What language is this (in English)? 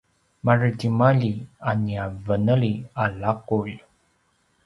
Paiwan